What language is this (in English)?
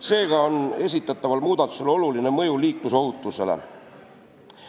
Estonian